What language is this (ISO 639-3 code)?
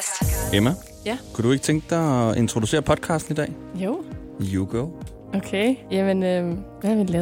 dan